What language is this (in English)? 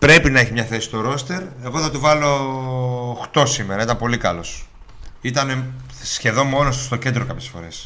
Greek